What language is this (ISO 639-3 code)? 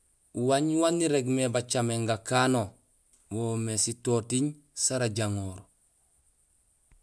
gsl